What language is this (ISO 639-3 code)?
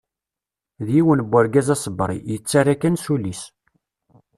kab